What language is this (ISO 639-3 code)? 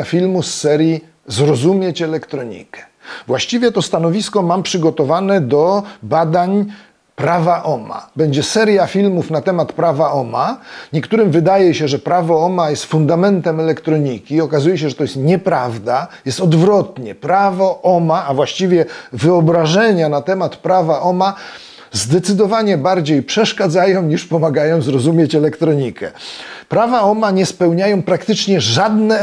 pol